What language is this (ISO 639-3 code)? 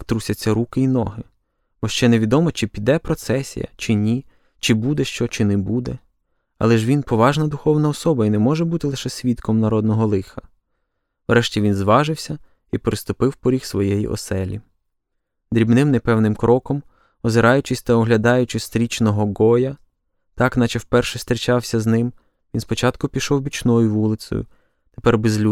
ukr